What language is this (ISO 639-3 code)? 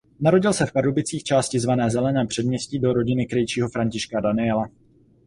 ces